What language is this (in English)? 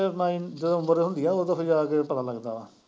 Punjabi